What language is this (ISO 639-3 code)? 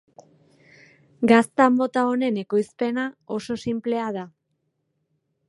eus